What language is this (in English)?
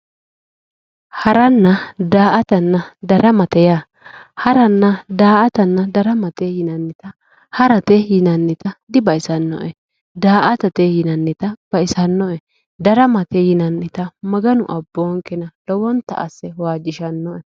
Sidamo